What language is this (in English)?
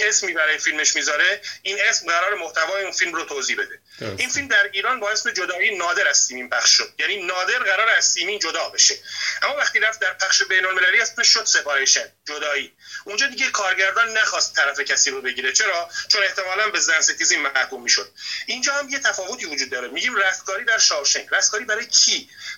Persian